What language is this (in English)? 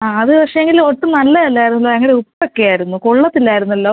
Malayalam